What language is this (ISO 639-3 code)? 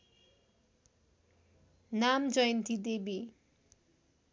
nep